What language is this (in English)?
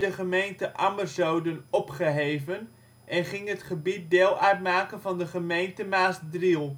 Dutch